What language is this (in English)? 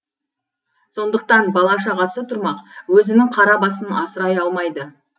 Kazakh